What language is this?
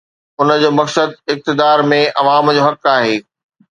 Sindhi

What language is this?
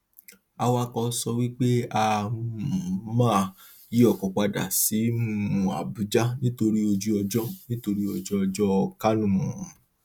Yoruba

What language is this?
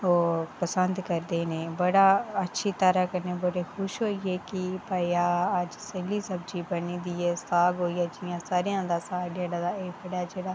Dogri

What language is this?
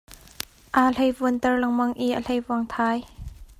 Hakha Chin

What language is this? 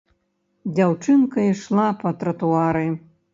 Belarusian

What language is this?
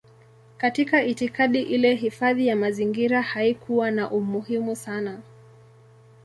Swahili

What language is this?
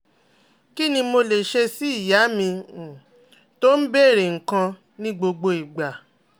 Yoruba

